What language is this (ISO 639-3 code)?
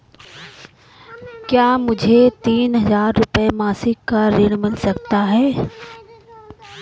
hin